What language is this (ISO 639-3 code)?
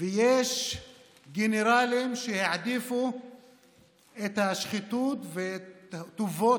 heb